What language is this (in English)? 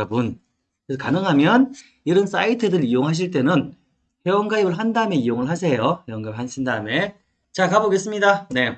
Korean